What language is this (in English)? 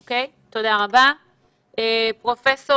Hebrew